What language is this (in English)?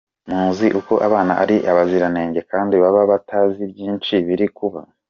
Kinyarwanda